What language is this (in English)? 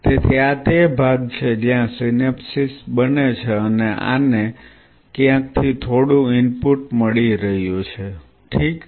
Gujarati